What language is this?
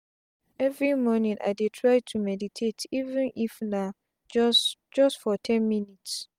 Nigerian Pidgin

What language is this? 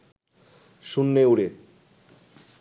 Bangla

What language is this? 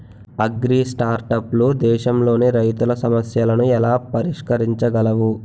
Telugu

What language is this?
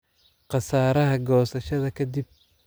Somali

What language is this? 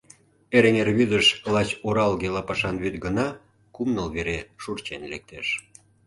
Mari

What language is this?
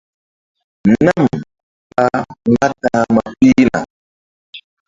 Mbum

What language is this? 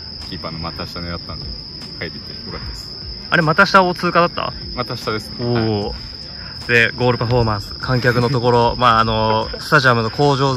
Japanese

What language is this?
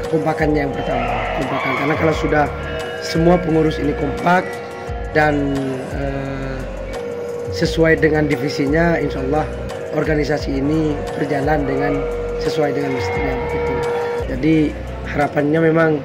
Indonesian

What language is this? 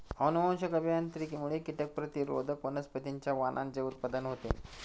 Marathi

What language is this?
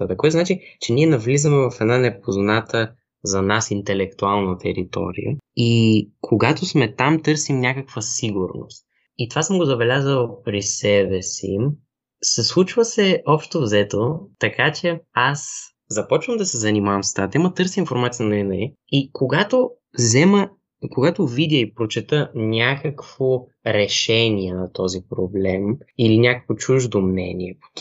Bulgarian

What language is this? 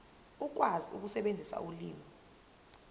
Zulu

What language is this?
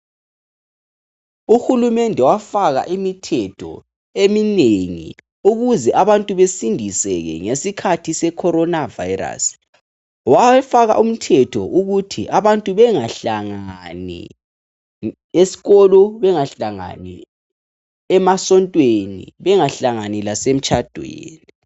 North Ndebele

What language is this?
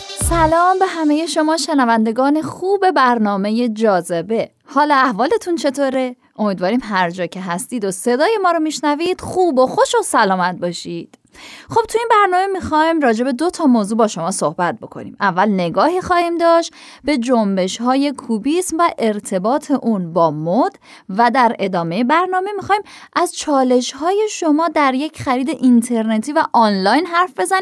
Persian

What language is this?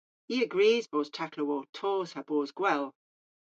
Cornish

